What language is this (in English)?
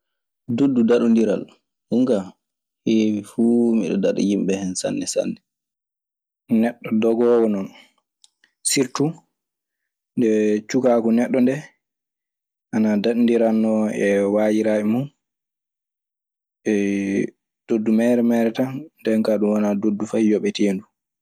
Maasina Fulfulde